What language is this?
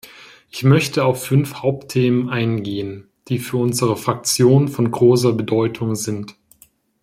German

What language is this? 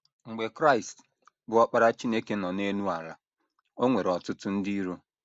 Igbo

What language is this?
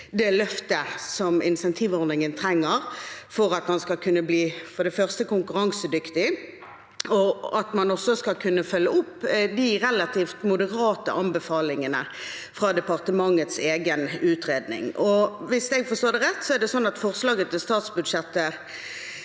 Norwegian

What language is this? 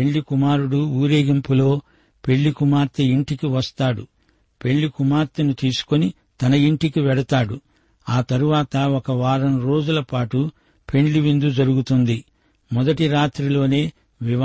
Telugu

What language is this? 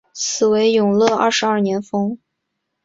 Chinese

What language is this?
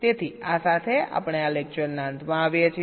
Gujarati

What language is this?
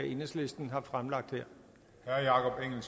Danish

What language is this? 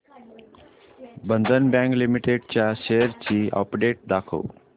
Marathi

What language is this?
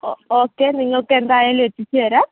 Malayalam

